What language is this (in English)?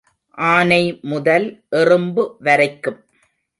Tamil